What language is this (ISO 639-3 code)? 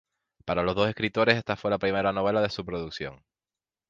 spa